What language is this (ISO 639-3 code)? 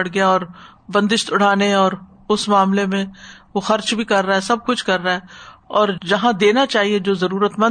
urd